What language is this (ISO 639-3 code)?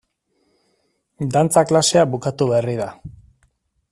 eus